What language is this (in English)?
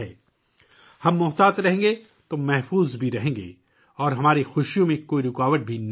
Urdu